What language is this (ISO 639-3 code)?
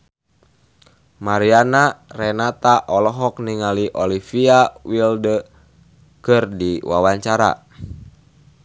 sun